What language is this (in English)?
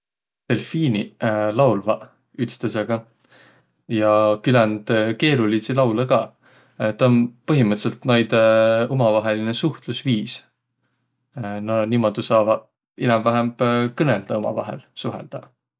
Võro